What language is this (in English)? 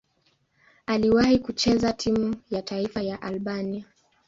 Swahili